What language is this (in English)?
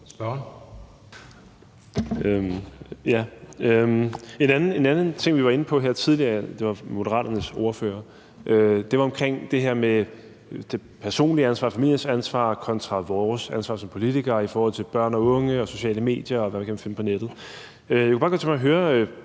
Danish